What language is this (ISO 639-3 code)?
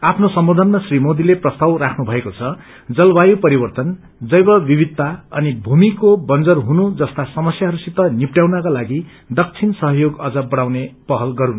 nep